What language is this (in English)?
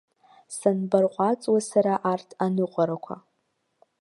Abkhazian